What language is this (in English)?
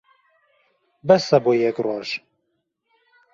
Central Kurdish